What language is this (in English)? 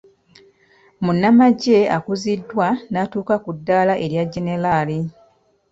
Ganda